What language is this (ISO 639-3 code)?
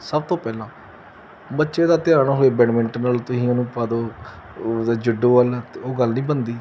pan